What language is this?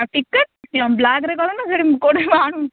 Odia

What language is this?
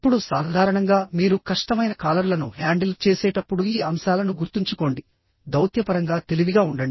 Telugu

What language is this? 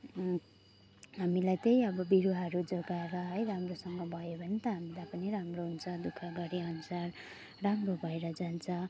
Nepali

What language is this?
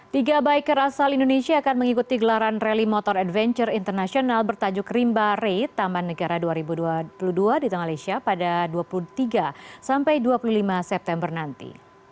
Indonesian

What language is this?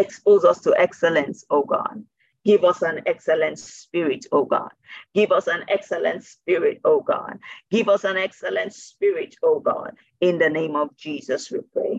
English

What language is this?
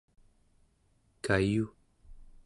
Central Yupik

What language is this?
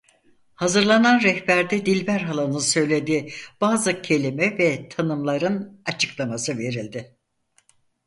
Turkish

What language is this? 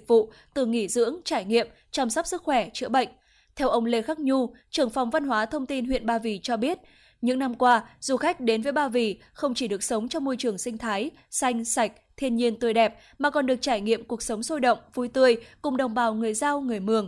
Vietnamese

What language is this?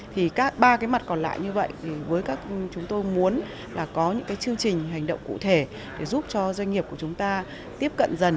Vietnamese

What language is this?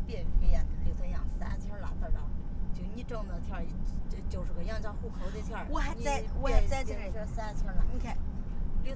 Chinese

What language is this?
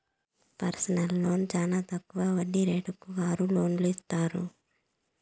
Telugu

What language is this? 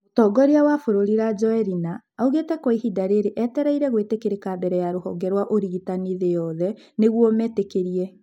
Kikuyu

